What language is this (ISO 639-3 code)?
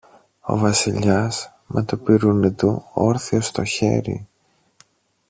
ell